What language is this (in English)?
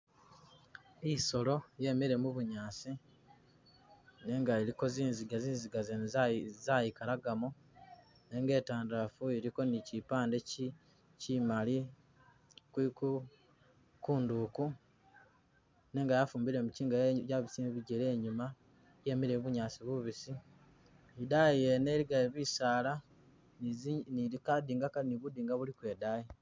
Masaaba